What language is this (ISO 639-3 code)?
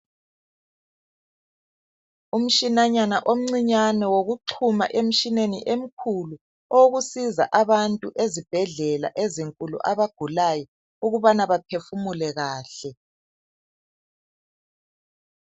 nde